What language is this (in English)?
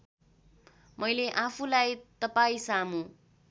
Nepali